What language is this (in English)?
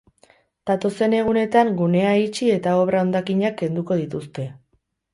Basque